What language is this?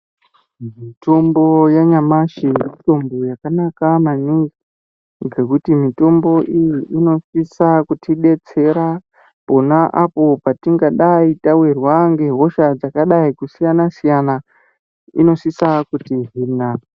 Ndau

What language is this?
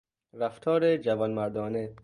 Persian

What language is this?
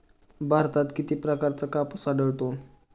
Marathi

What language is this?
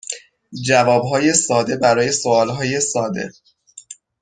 Persian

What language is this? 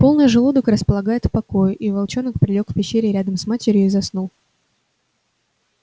Russian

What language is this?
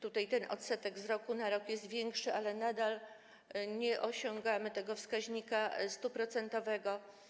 Polish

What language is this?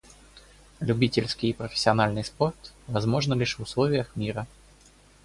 Russian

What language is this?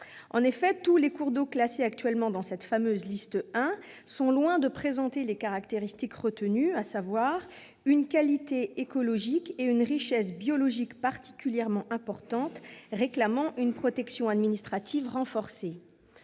French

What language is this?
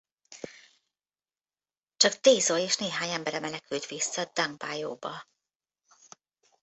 Hungarian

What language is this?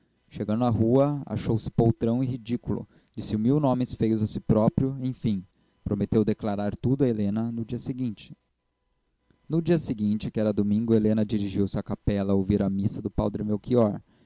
Portuguese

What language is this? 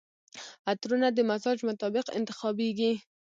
Pashto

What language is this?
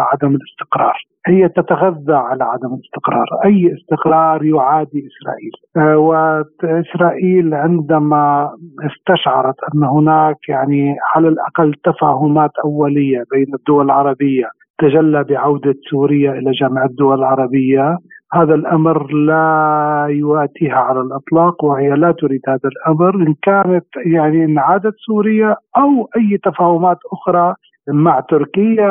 Arabic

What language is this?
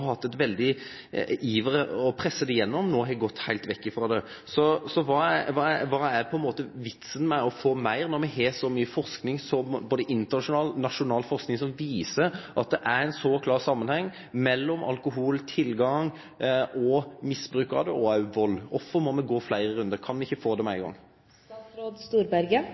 Norwegian Nynorsk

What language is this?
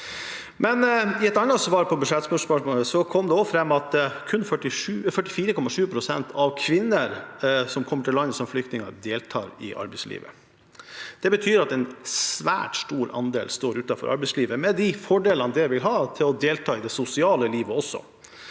Norwegian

